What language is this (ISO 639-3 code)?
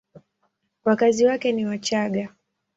swa